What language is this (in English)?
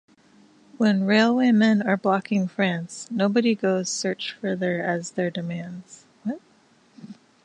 English